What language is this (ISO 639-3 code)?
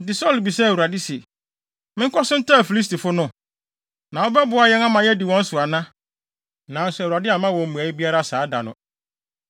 aka